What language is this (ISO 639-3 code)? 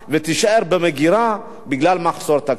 heb